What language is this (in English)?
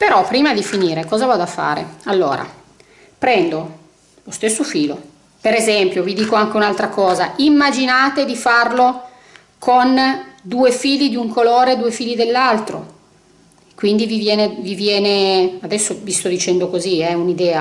Italian